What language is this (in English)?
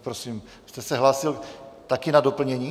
Czech